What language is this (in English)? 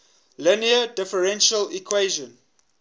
English